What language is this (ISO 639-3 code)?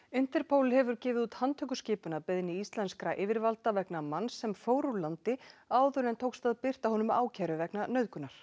isl